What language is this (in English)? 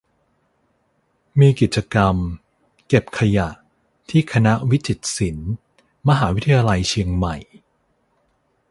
Thai